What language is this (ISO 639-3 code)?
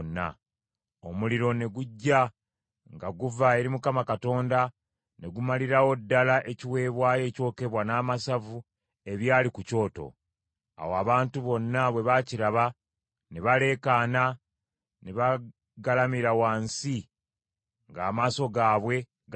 lug